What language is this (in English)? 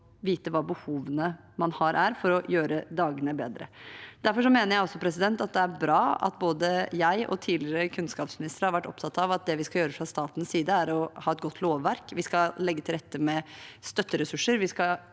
Norwegian